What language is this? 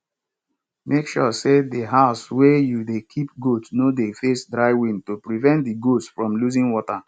Nigerian Pidgin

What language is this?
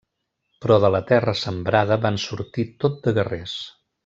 Catalan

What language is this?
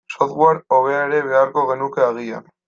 Basque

